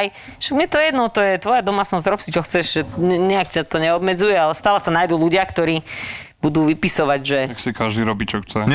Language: Slovak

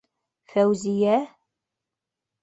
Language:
Bashkir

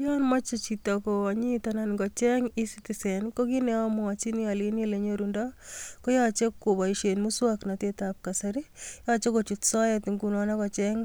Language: Kalenjin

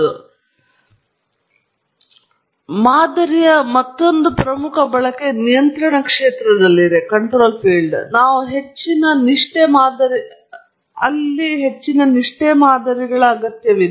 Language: Kannada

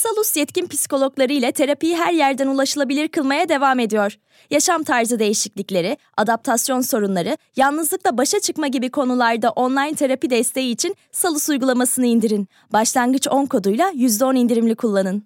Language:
Turkish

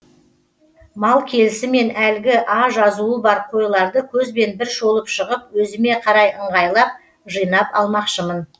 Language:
Kazakh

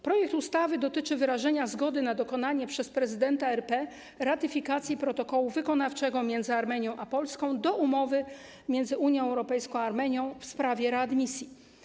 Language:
Polish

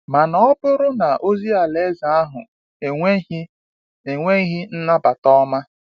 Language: Igbo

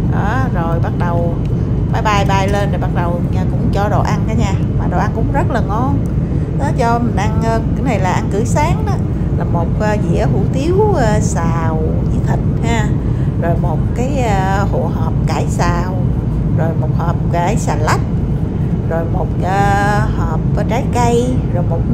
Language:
Vietnamese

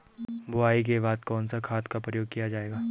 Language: Hindi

